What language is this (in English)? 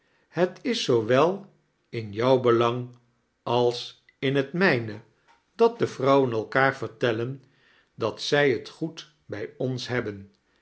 Dutch